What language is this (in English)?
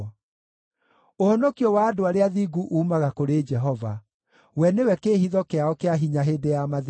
Kikuyu